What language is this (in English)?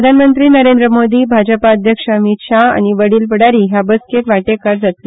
Konkani